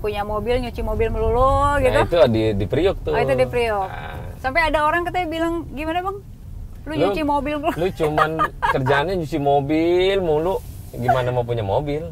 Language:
Indonesian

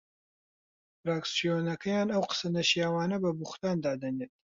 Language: Central Kurdish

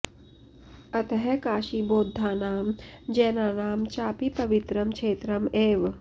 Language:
Sanskrit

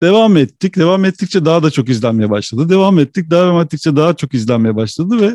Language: Turkish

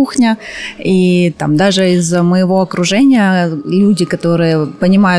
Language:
Russian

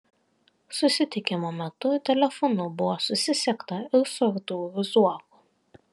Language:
Lithuanian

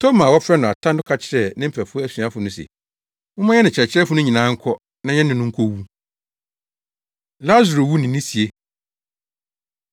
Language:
Akan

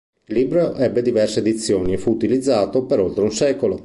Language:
Italian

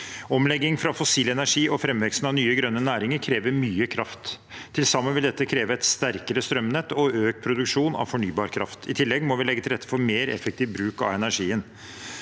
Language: Norwegian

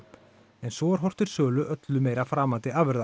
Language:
Icelandic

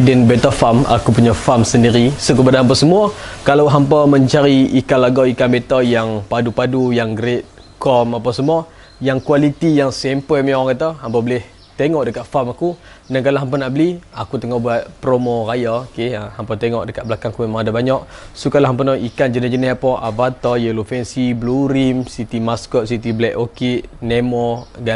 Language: Malay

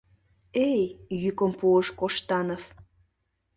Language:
Mari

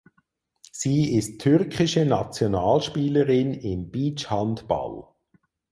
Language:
German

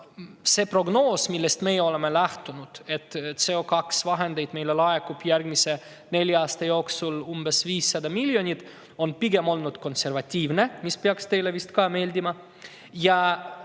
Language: Estonian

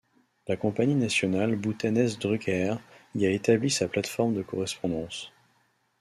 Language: French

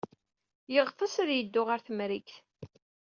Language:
Kabyle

